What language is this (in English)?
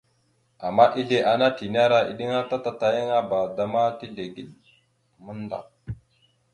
Mada (Cameroon)